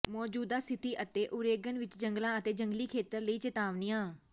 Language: Punjabi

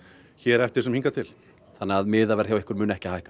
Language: Icelandic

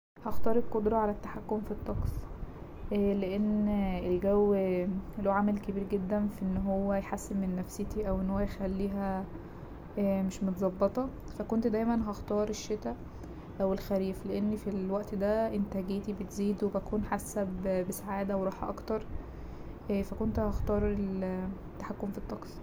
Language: Egyptian Arabic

